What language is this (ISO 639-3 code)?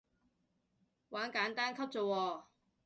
yue